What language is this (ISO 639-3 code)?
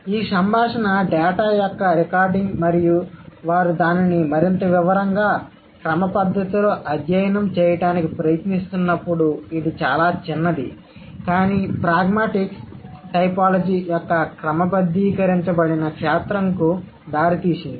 tel